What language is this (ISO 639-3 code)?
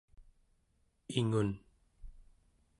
esu